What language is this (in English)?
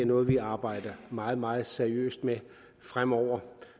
Danish